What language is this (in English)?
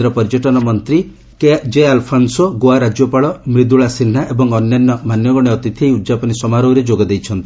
Odia